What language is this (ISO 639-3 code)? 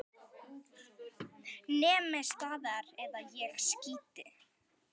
isl